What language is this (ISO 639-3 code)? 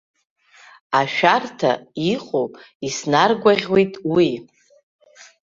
abk